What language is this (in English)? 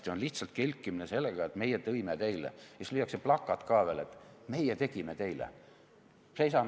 Estonian